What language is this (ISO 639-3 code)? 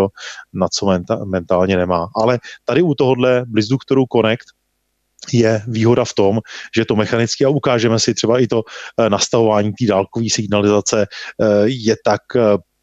ces